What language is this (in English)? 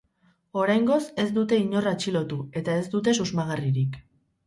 Basque